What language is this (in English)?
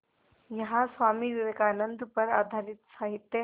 Hindi